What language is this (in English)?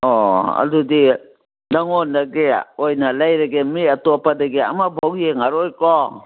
Manipuri